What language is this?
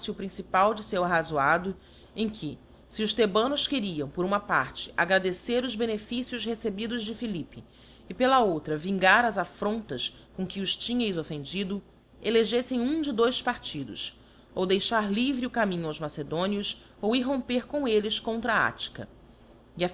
Portuguese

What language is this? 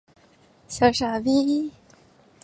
Chinese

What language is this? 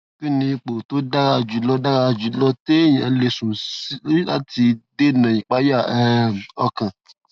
Yoruba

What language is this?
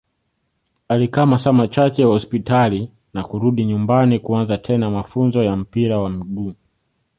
Swahili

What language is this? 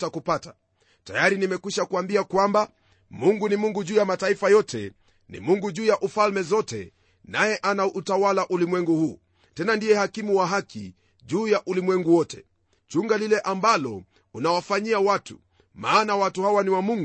Swahili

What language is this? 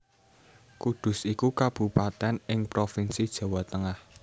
Javanese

